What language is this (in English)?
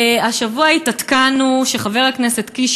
Hebrew